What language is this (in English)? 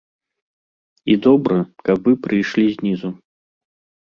Belarusian